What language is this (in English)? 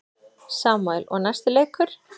Icelandic